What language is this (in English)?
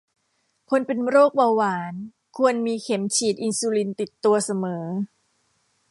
Thai